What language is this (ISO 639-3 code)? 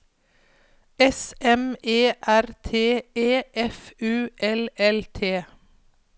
nor